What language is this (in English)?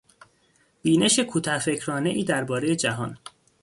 Persian